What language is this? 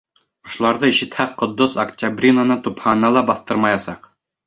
Bashkir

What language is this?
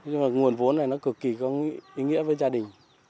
Vietnamese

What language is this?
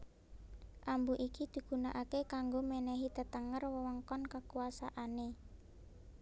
Javanese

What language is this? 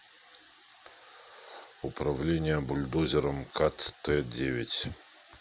Russian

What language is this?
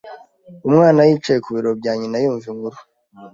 Kinyarwanda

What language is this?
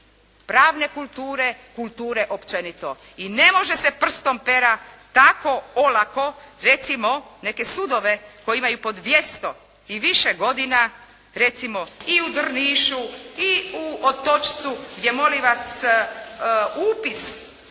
Croatian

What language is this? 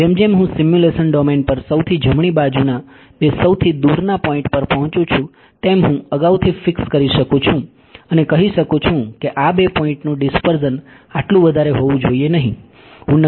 Gujarati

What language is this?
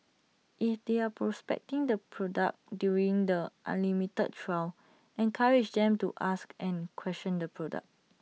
English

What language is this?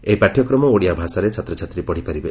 Odia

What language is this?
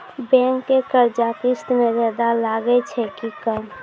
Maithili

